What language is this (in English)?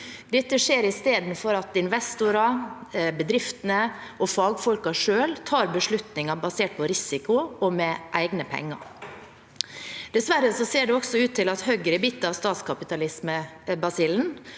Norwegian